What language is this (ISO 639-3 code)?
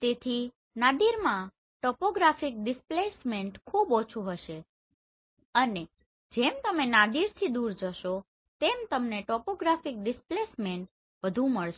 guj